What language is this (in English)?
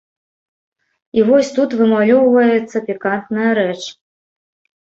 Belarusian